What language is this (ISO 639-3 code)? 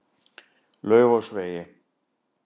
isl